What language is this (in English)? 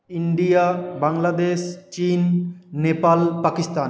Bangla